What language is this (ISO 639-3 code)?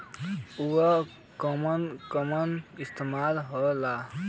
bho